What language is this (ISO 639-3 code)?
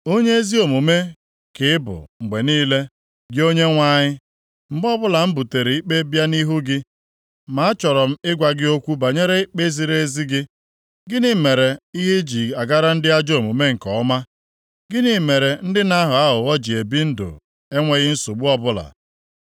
ibo